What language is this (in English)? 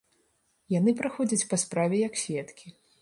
Belarusian